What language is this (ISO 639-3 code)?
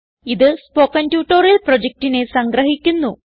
mal